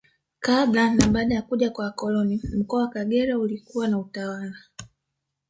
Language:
Swahili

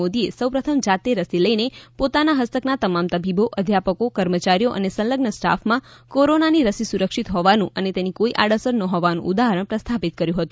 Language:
Gujarati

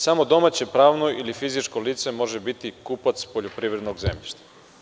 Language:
Serbian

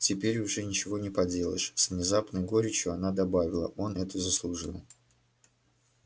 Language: Russian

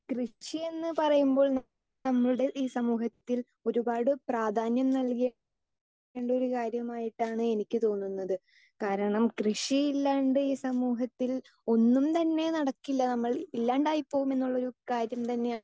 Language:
Malayalam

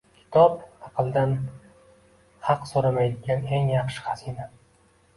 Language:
Uzbek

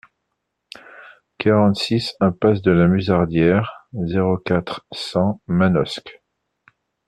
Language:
French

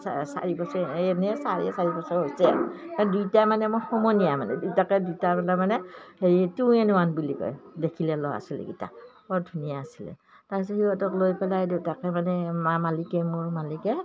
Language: Assamese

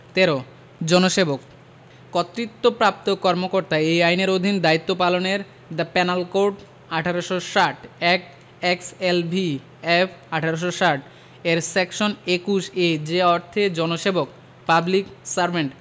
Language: Bangla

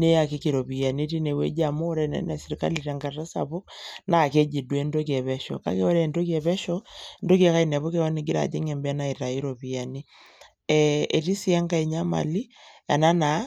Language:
Masai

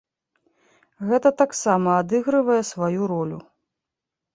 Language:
Belarusian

